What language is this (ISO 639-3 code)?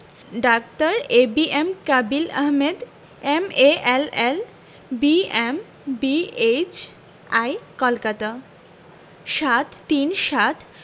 ben